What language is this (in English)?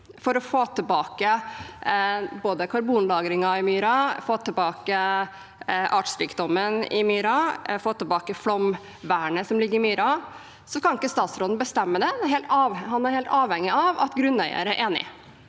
Norwegian